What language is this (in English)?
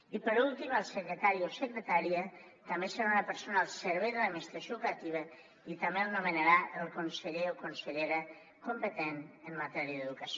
Catalan